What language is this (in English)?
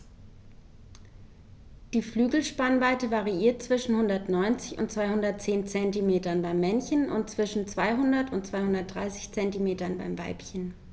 German